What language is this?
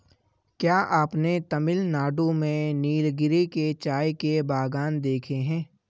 Hindi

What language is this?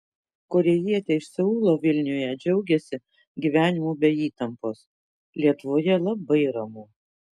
Lithuanian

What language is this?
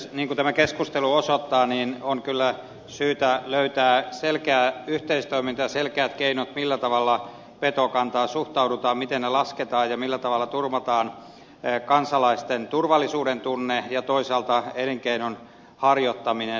Finnish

